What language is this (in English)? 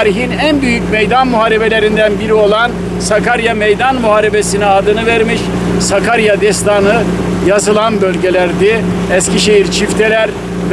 Turkish